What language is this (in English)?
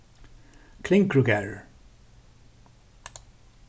Faroese